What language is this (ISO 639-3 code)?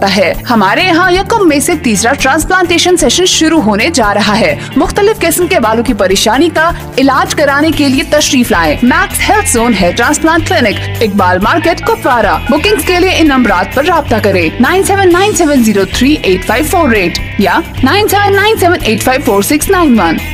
hin